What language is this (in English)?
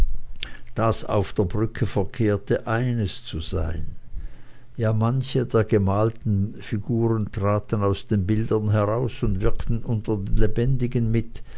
German